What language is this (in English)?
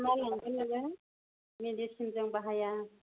Bodo